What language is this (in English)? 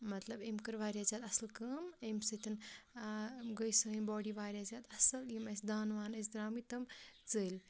Kashmiri